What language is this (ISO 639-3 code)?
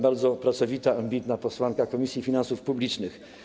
pol